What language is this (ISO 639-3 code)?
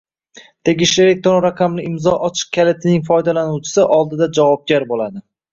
uzb